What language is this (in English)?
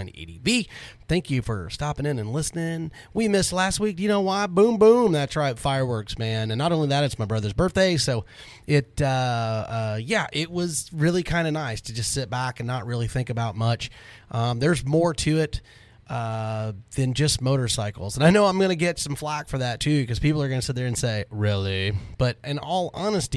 English